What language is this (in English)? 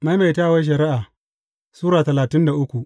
Hausa